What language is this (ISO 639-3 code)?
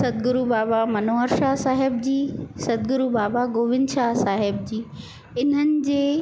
snd